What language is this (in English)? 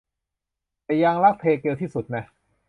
Thai